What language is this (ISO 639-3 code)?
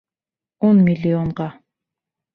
bak